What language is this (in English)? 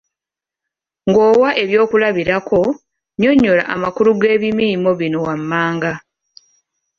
Ganda